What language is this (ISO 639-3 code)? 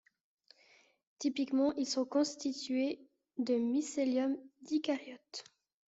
fra